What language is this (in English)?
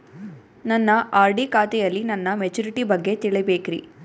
Kannada